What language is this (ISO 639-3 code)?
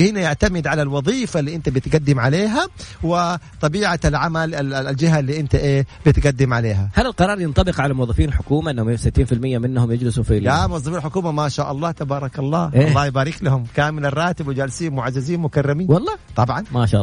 ara